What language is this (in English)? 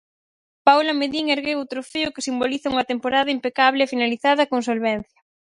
Galician